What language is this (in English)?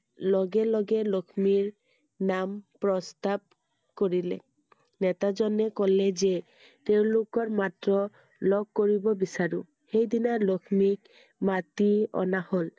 Assamese